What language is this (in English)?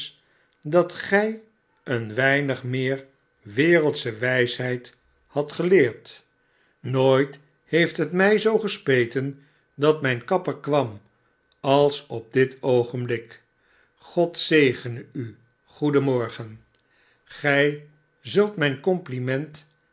Dutch